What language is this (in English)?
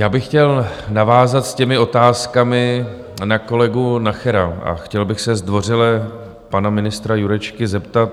Czech